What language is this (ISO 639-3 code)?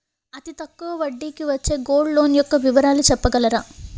tel